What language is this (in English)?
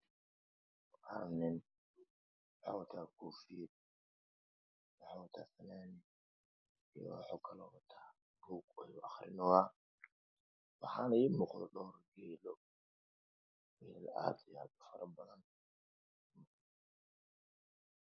Somali